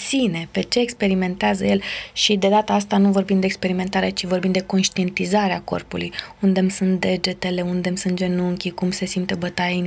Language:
Romanian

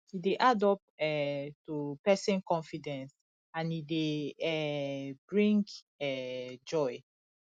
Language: Nigerian Pidgin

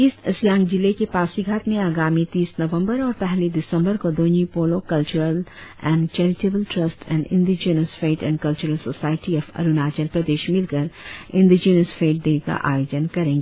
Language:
Hindi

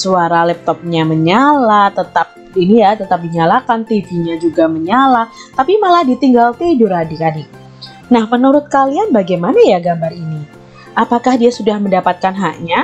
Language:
Indonesian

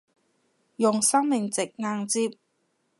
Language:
Cantonese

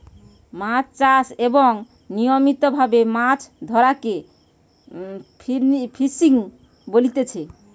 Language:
Bangla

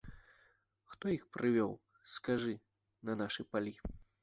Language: Belarusian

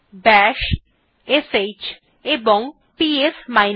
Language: Bangla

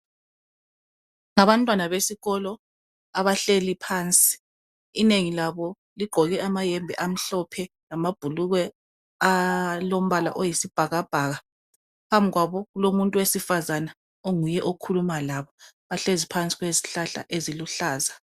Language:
North Ndebele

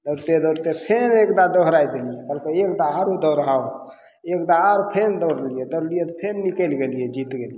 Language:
Maithili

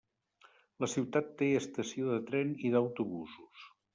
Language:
Catalan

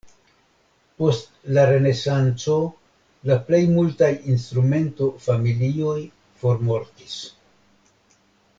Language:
Esperanto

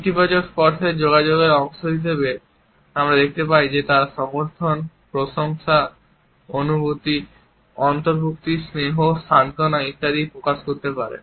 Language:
Bangla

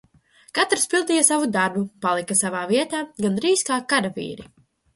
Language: Latvian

